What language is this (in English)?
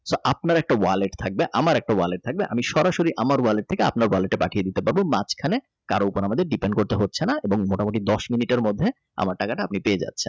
Bangla